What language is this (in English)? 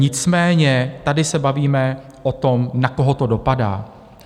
Czech